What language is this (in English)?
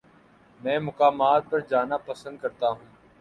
Urdu